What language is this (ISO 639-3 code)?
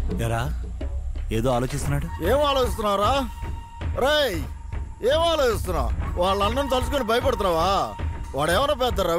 tel